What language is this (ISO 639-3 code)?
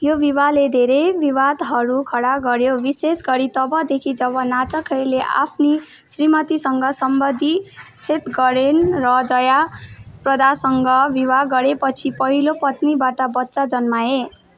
nep